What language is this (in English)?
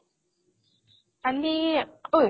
Assamese